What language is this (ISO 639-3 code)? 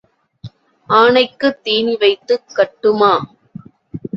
tam